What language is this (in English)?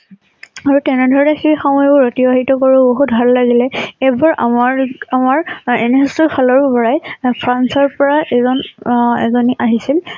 Assamese